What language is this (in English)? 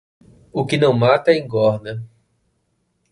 Portuguese